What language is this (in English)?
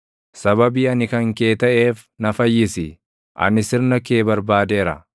Oromo